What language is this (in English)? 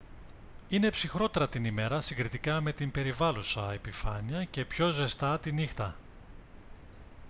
Greek